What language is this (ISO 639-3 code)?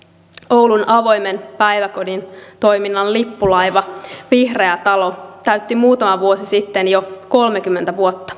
fin